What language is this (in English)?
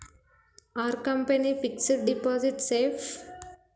Telugu